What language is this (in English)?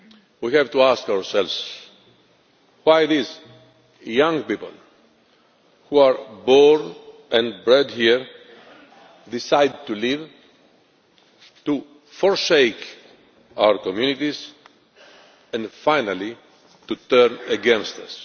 English